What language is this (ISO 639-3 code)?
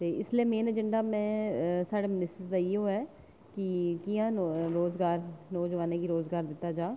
doi